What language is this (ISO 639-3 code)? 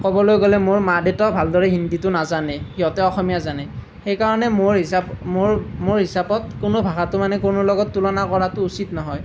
asm